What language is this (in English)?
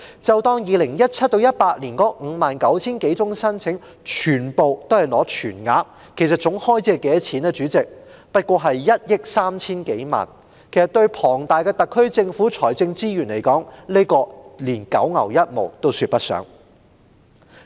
Cantonese